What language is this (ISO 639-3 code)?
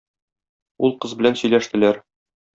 tat